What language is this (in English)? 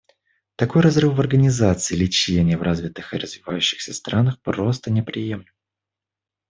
Russian